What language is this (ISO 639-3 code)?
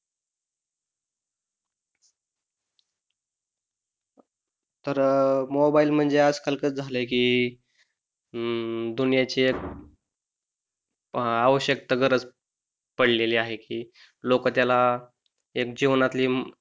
mar